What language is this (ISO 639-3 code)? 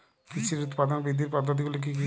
ben